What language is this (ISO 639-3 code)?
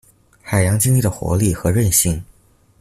zho